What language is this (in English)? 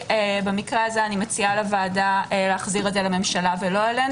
Hebrew